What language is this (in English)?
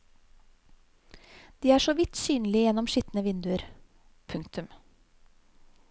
Norwegian